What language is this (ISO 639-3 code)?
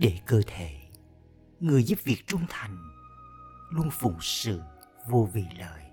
vie